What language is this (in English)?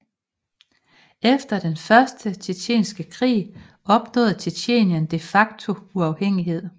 Danish